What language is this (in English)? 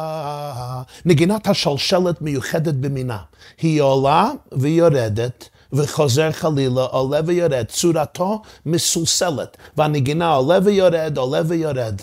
Hebrew